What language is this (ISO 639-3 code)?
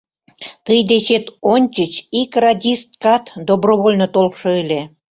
chm